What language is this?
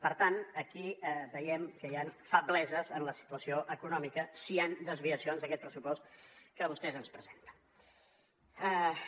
Catalan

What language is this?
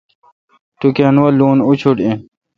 Kalkoti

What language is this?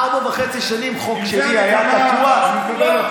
Hebrew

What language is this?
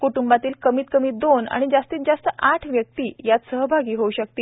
Marathi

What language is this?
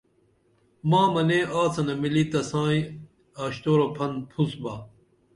Dameli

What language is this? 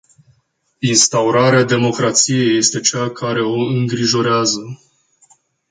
Romanian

